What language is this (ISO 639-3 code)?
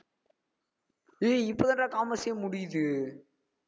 tam